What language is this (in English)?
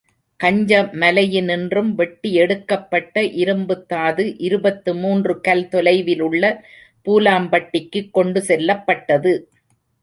Tamil